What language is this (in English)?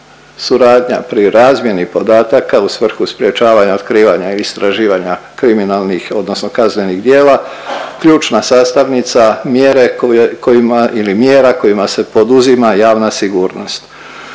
Croatian